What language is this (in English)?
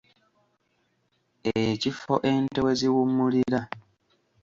Ganda